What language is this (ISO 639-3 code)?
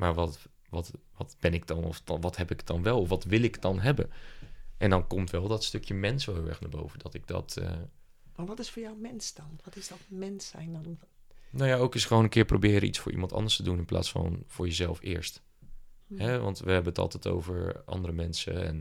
nld